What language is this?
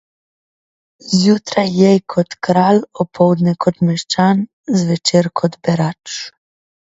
Slovenian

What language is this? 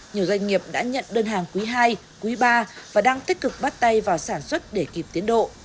Vietnamese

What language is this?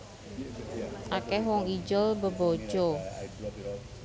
Javanese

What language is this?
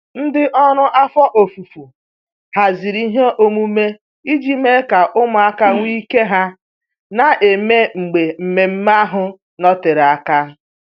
Igbo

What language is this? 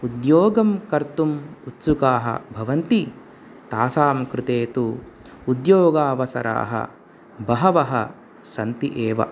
Sanskrit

